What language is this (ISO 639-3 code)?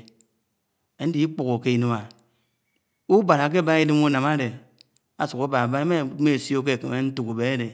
anw